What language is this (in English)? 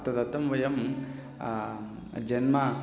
Sanskrit